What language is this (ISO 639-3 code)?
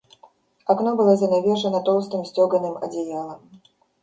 rus